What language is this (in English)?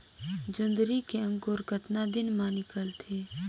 Chhattisgarhi